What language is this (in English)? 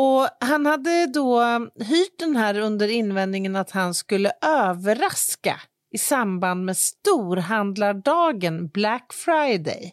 Swedish